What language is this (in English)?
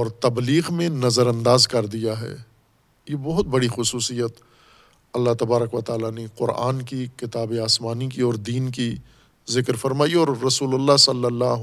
Urdu